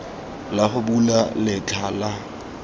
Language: Tswana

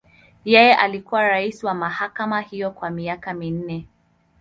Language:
Swahili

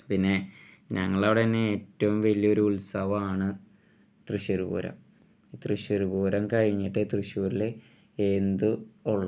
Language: Malayalam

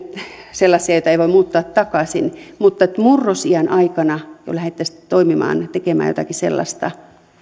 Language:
Finnish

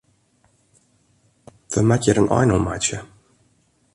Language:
Western Frisian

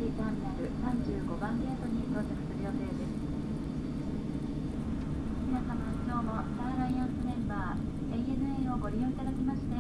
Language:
Japanese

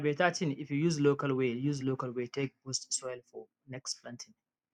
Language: Nigerian Pidgin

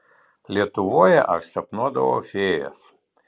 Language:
Lithuanian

